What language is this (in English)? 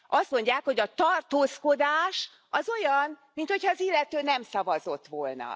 Hungarian